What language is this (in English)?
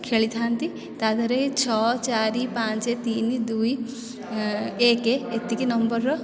Odia